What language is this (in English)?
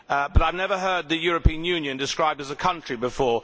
English